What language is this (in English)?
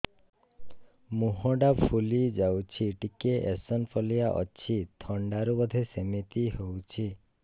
Odia